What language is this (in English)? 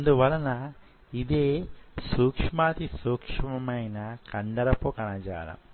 Telugu